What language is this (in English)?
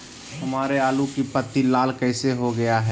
Magahi